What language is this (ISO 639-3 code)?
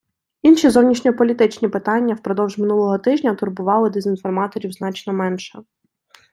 ukr